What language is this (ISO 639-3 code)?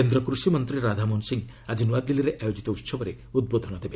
ori